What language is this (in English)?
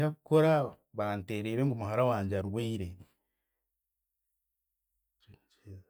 Chiga